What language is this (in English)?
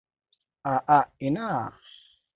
Hausa